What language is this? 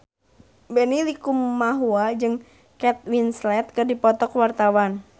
Sundanese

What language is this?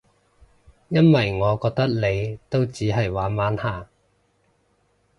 Cantonese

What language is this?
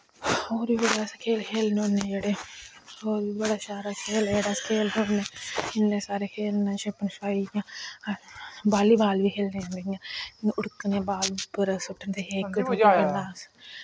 Dogri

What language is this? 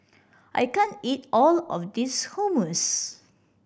English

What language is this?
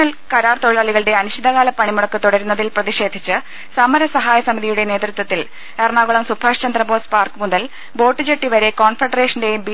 Malayalam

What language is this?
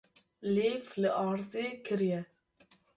Kurdish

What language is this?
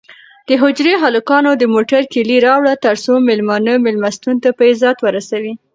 Pashto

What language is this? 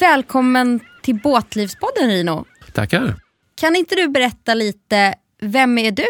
Swedish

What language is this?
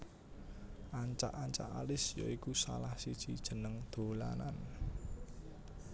Javanese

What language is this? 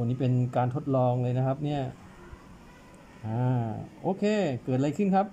Thai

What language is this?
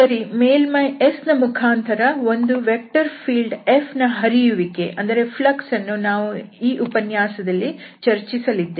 Kannada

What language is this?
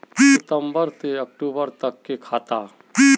Magahi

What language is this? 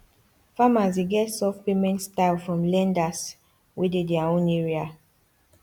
Nigerian Pidgin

